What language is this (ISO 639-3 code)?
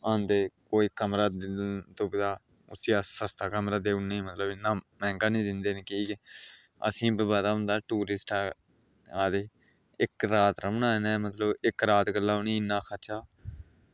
doi